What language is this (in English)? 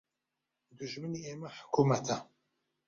Central Kurdish